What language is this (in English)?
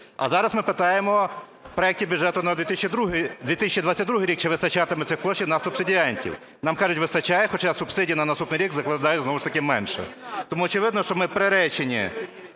Ukrainian